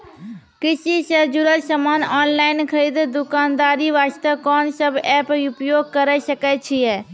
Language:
Maithili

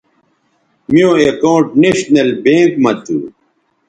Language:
Bateri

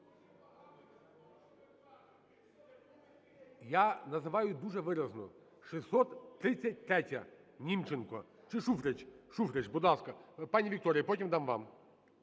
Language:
Ukrainian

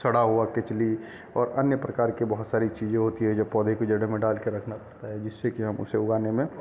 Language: Hindi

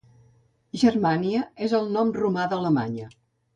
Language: Catalan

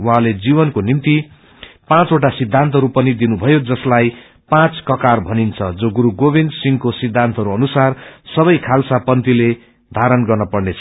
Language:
Nepali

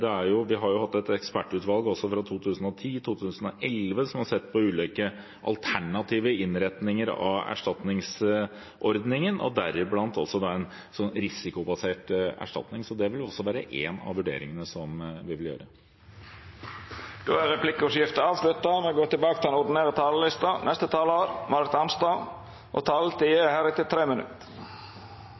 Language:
Norwegian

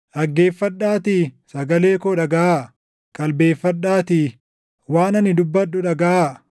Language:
Oromo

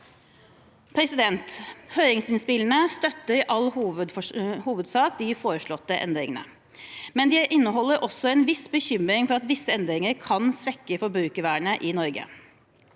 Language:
Norwegian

